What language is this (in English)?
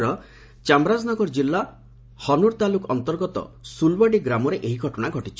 Odia